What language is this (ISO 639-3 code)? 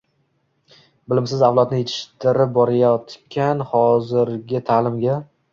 uzb